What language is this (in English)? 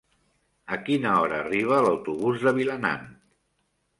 Catalan